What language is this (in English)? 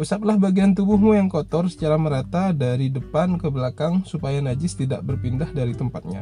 Indonesian